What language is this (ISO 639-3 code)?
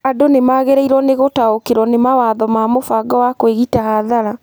kik